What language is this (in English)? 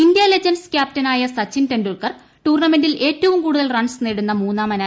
Malayalam